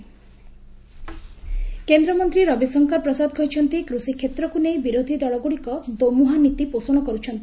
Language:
Odia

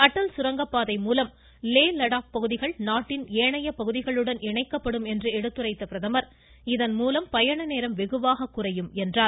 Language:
Tamil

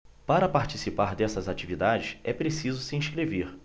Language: Portuguese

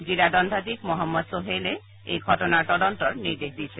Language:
Assamese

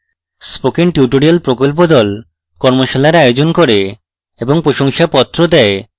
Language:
Bangla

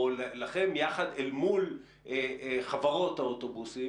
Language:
Hebrew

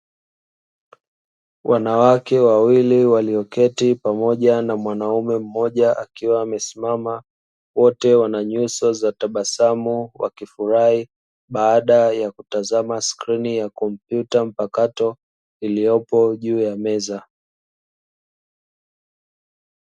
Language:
Swahili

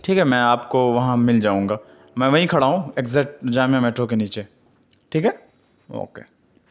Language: Urdu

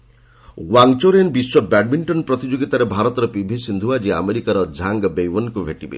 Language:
Odia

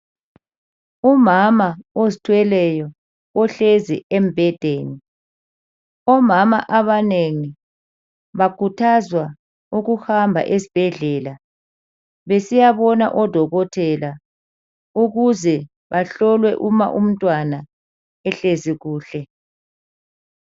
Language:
North Ndebele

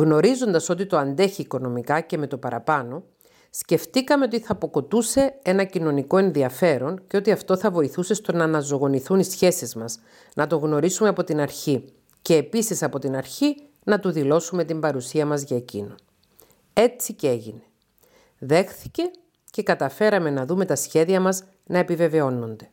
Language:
Greek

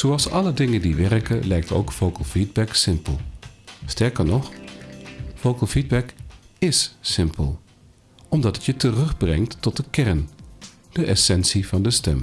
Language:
Dutch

